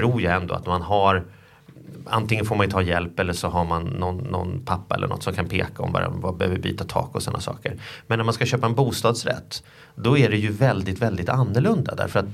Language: Swedish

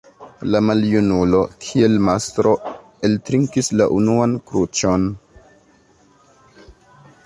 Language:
Esperanto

